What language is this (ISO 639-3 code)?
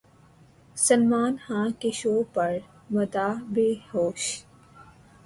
urd